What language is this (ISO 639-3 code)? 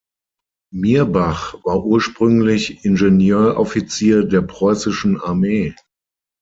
deu